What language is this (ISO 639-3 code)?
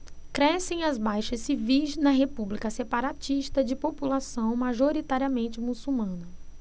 por